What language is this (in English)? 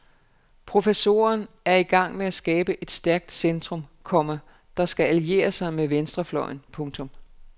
Danish